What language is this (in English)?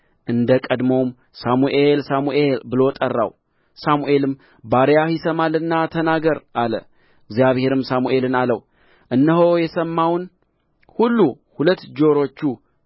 Amharic